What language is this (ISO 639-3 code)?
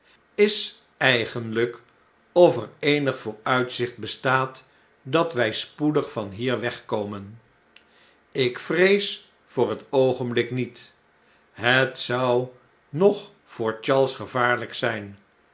nld